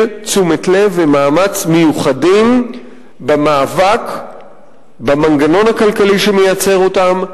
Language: Hebrew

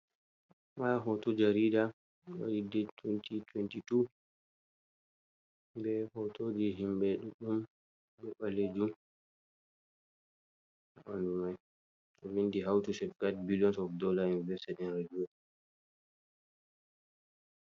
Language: Fula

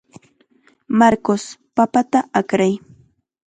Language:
Chiquián Ancash Quechua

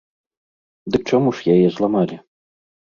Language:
Belarusian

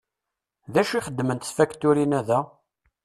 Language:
Kabyle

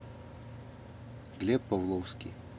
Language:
Russian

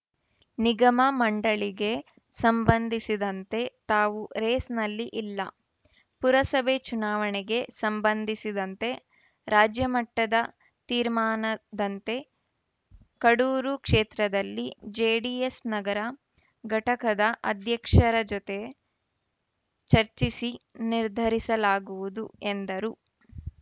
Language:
Kannada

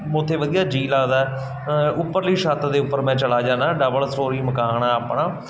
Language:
Punjabi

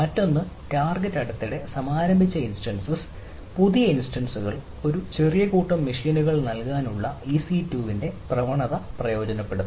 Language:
Malayalam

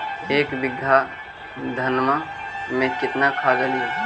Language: Magahi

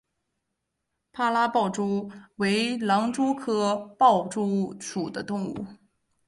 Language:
Chinese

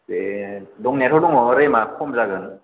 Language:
Bodo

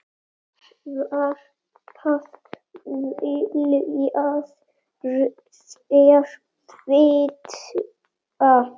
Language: Icelandic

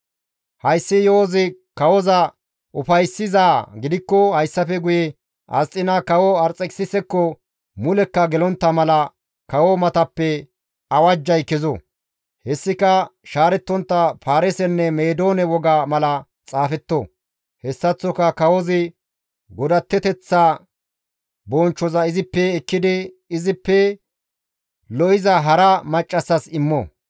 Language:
Gamo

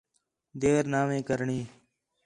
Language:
Khetrani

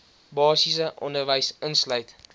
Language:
Afrikaans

